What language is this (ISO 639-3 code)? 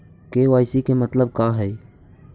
mag